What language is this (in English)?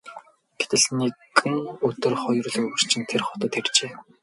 Mongolian